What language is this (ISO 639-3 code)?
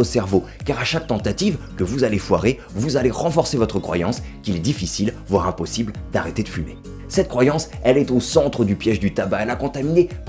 fra